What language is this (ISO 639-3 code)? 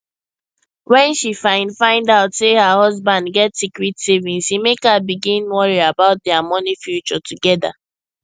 pcm